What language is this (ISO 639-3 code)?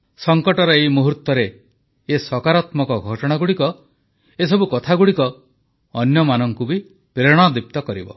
ori